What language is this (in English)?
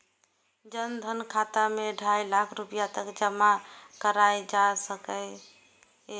Maithili